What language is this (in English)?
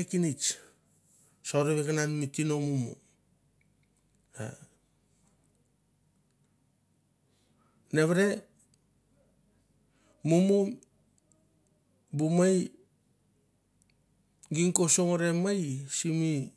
Mandara